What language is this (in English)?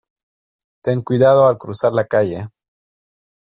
Spanish